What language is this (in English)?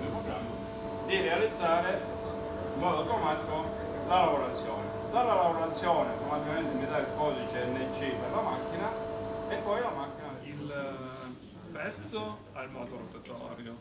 Italian